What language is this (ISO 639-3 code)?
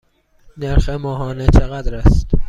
fas